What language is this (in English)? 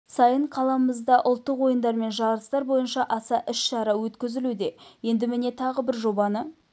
Kazakh